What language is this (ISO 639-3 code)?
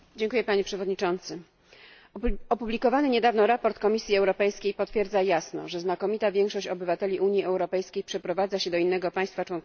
pol